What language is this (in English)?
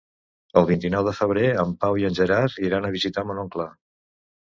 Catalan